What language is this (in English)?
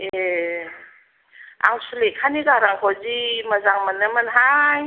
Bodo